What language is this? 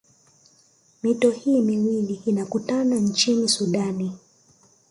Swahili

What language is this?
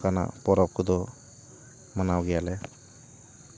Santali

